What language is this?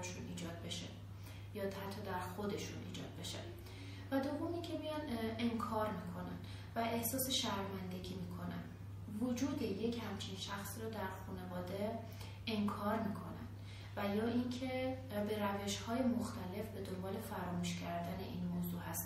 Persian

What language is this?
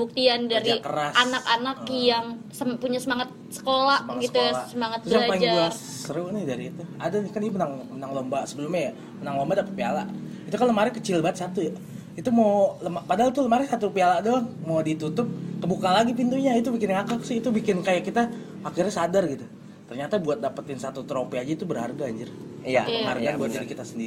Indonesian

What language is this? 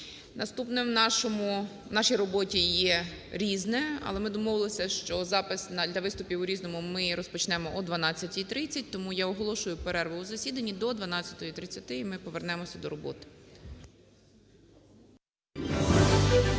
Ukrainian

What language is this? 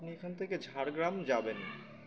Bangla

